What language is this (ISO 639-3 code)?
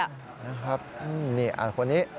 tha